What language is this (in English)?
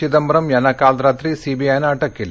Marathi